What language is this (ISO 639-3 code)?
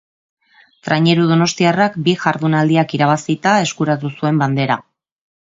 eus